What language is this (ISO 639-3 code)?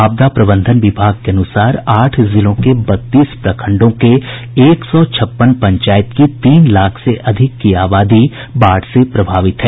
hin